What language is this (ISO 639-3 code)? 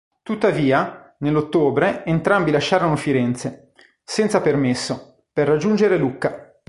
ita